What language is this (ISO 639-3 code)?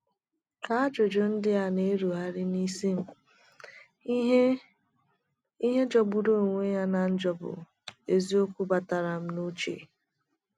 ibo